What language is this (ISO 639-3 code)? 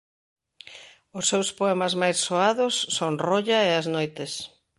glg